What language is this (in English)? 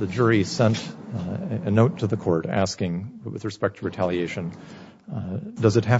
English